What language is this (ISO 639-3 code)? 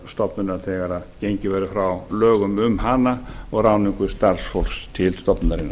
isl